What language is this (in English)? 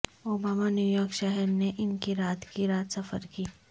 Urdu